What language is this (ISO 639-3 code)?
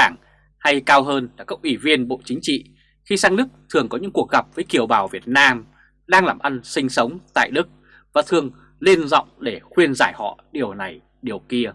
vie